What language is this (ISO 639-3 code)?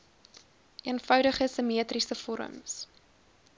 afr